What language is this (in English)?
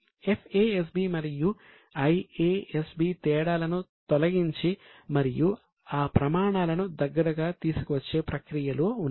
Telugu